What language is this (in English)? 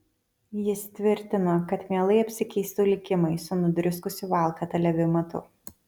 Lithuanian